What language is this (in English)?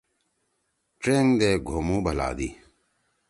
Torwali